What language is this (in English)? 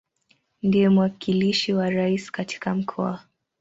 Swahili